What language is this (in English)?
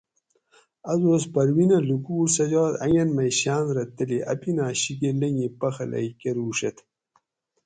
Gawri